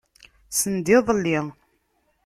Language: Kabyle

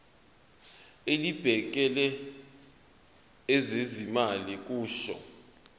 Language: Zulu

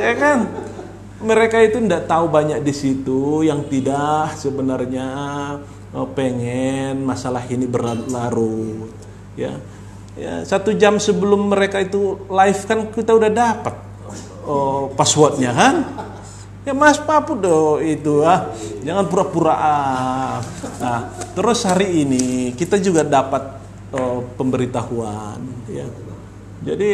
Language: Indonesian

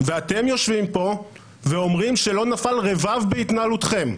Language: Hebrew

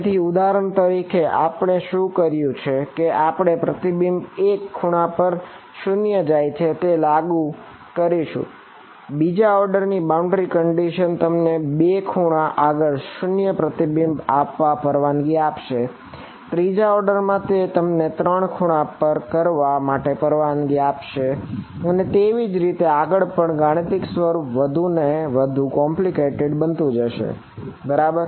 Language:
Gujarati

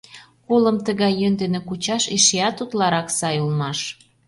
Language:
Mari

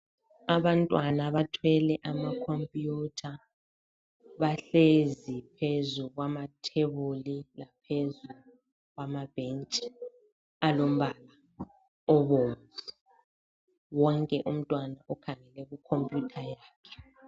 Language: North Ndebele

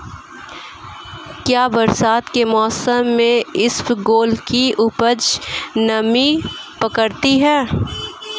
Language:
Hindi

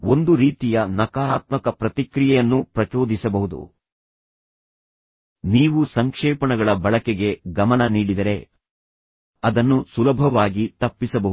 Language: Kannada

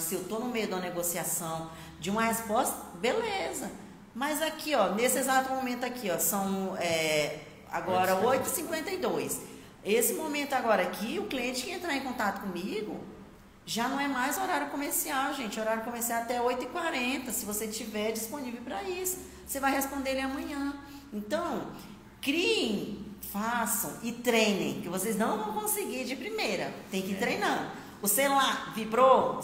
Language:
Portuguese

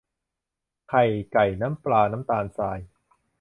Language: Thai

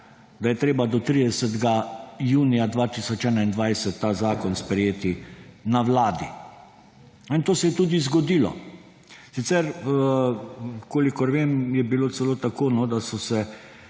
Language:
Slovenian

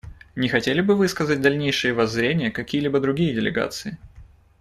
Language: Russian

